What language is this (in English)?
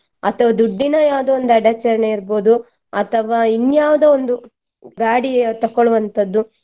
Kannada